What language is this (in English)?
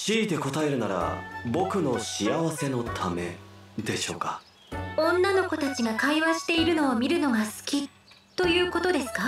Japanese